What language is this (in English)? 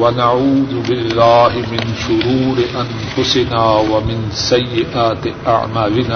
Urdu